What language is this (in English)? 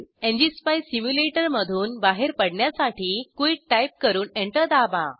Marathi